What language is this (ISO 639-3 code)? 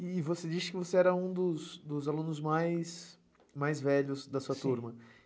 por